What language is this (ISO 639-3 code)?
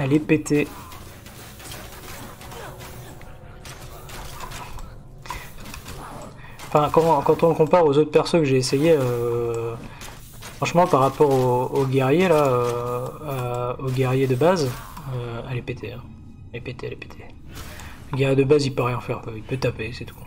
fra